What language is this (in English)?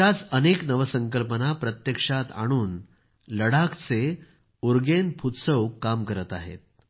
Marathi